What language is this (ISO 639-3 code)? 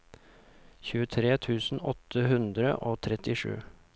nor